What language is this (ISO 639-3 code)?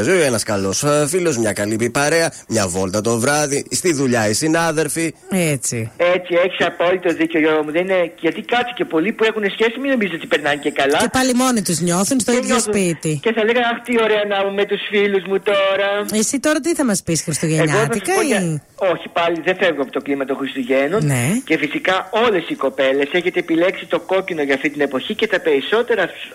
ell